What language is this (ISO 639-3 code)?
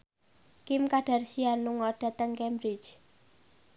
jav